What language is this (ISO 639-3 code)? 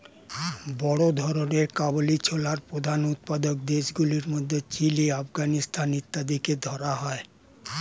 ben